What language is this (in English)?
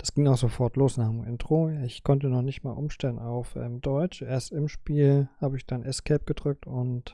German